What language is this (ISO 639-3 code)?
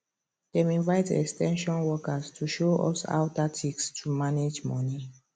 pcm